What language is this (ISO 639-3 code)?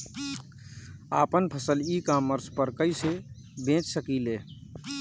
bho